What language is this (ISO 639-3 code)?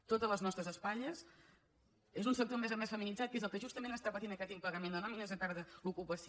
cat